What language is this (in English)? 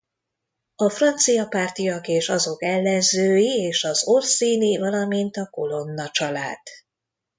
Hungarian